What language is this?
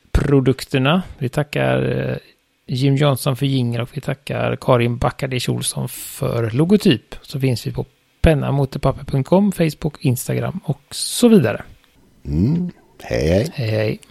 Swedish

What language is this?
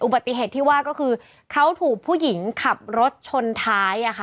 Thai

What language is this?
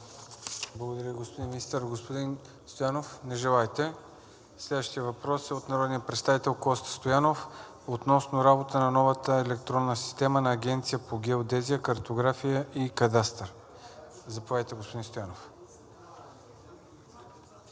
Bulgarian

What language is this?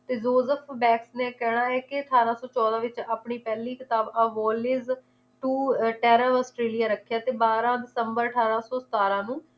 Punjabi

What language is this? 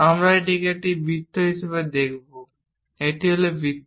Bangla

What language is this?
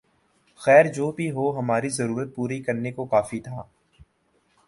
Urdu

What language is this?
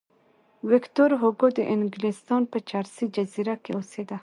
Pashto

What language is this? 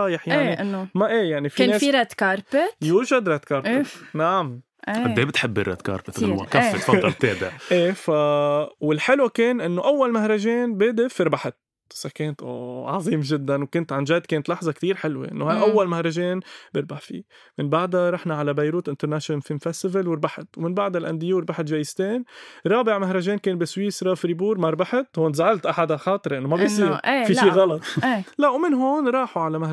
Arabic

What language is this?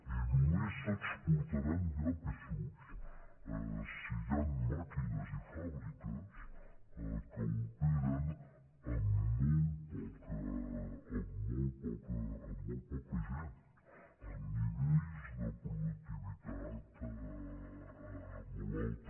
Catalan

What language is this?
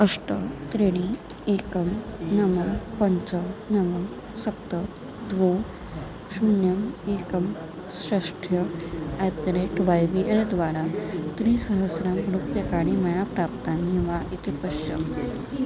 Sanskrit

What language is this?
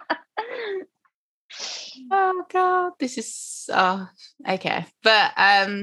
English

